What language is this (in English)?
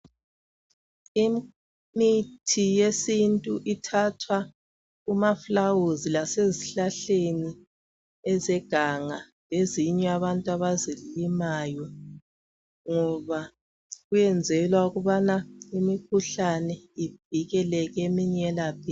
North Ndebele